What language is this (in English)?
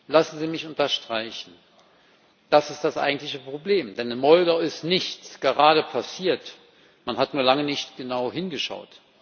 German